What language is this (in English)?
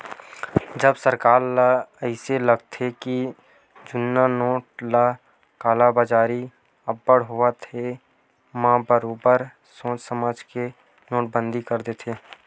Chhattisgarhi